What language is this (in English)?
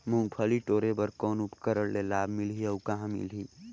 Chhattisgarhi